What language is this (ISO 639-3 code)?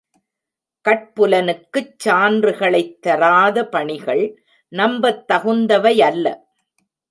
tam